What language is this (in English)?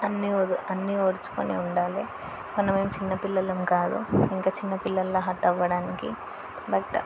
Telugu